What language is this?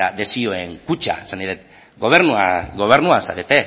Basque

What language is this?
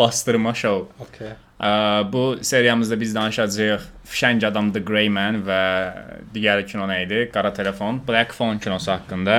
Turkish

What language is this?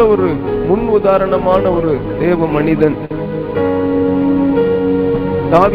Tamil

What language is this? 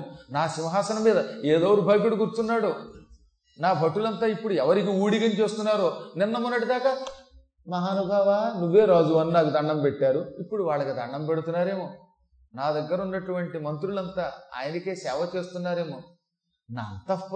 Telugu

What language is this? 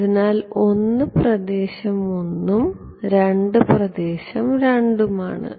Malayalam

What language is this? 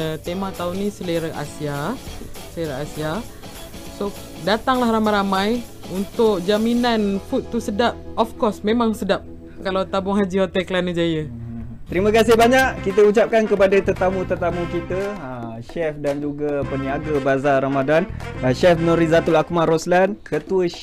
Malay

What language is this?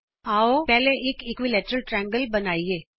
Punjabi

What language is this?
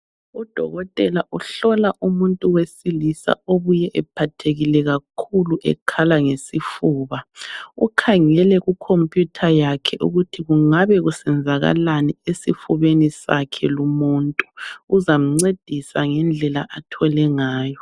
North Ndebele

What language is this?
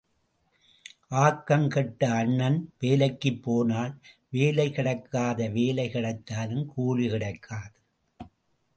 Tamil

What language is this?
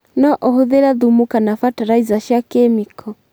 Kikuyu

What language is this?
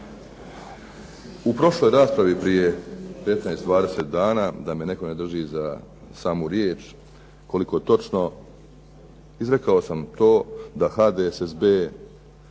Croatian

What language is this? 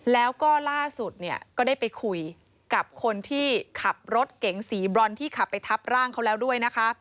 Thai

